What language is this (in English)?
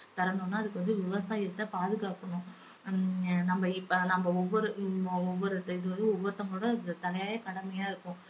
Tamil